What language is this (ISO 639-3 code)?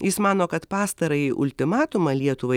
lit